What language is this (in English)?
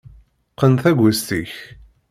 Kabyle